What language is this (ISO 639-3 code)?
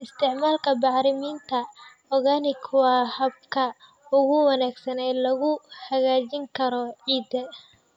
som